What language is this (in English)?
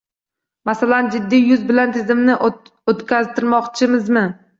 Uzbek